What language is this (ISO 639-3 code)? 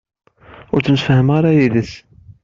kab